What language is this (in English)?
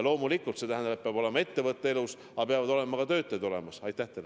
Estonian